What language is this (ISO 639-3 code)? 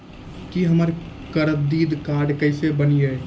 mai